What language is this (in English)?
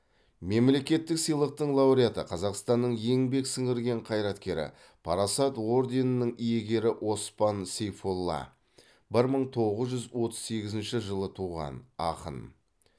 Kazakh